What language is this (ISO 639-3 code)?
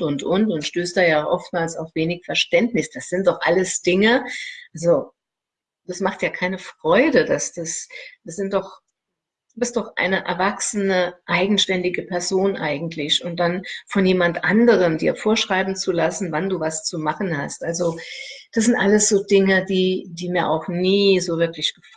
deu